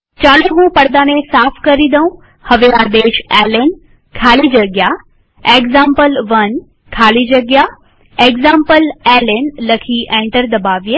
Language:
Gujarati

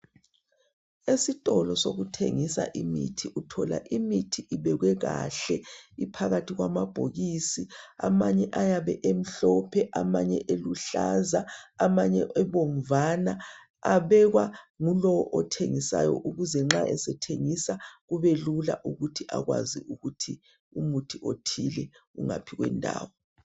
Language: North Ndebele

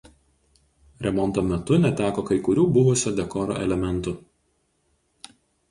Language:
Lithuanian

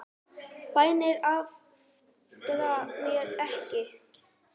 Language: Icelandic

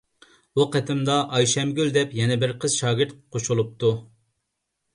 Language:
Uyghur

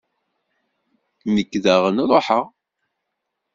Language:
Kabyle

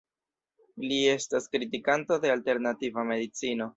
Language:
Esperanto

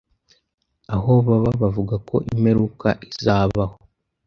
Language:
Kinyarwanda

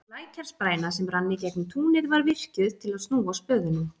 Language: Icelandic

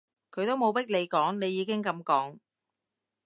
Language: Cantonese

